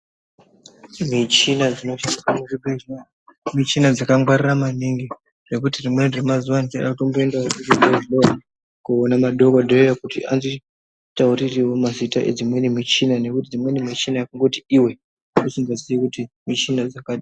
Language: Ndau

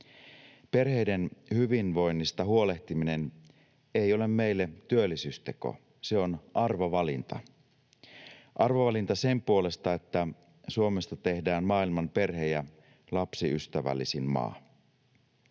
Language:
Finnish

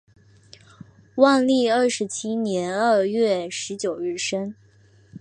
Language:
Chinese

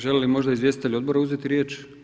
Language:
Croatian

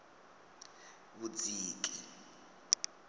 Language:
Venda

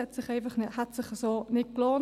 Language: Swiss German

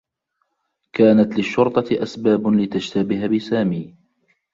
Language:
Arabic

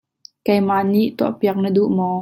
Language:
Hakha Chin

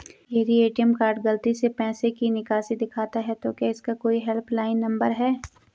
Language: Hindi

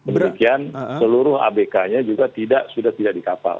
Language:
Indonesian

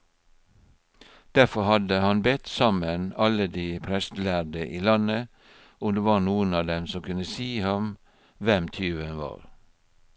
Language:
Norwegian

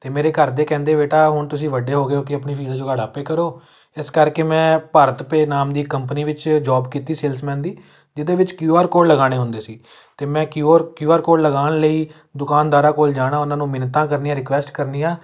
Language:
Punjabi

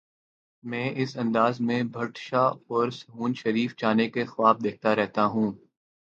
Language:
Urdu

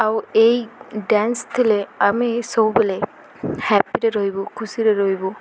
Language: Odia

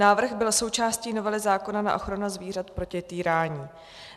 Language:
Czech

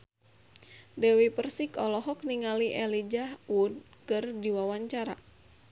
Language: Sundanese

